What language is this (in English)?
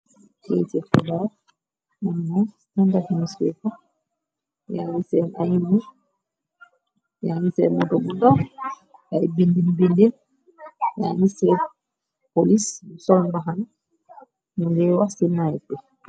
Wolof